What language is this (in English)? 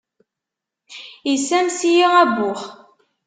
Kabyle